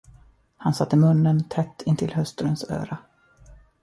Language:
Swedish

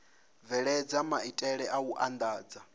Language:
Venda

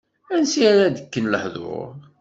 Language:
Kabyle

